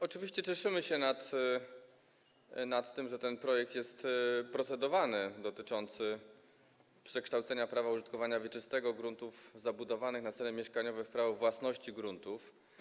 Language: Polish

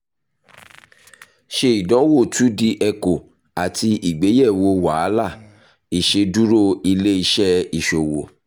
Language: Yoruba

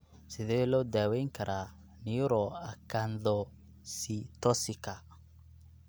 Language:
Somali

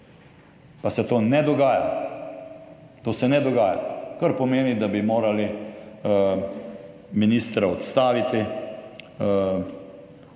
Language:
Slovenian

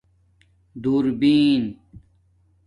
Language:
Domaaki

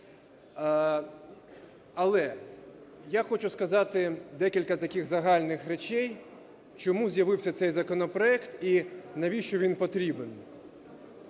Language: Ukrainian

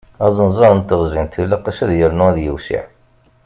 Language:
Kabyle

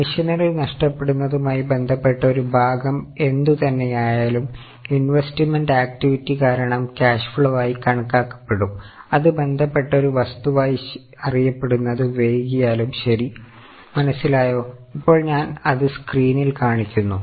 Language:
Malayalam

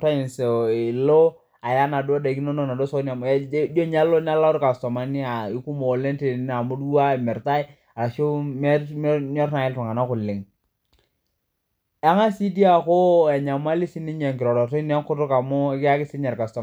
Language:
Masai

